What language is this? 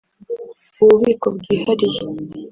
Kinyarwanda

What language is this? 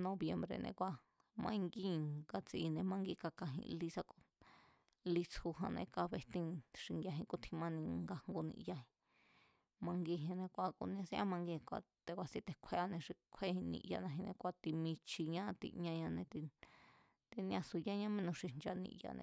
Mazatlán Mazatec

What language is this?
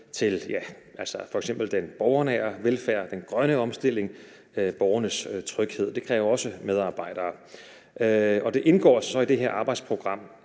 Danish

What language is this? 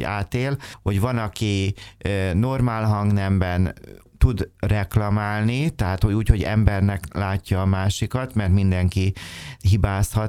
Hungarian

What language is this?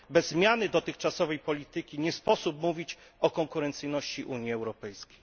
Polish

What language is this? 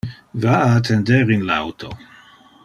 Interlingua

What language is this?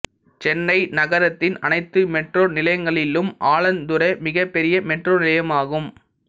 Tamil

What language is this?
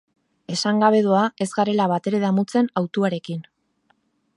Basque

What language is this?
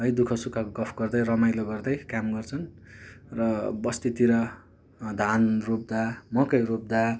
Nepali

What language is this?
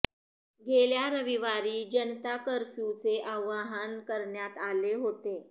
Marathi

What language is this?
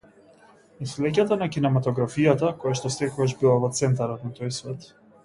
Macedonian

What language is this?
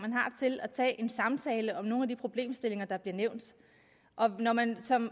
Danish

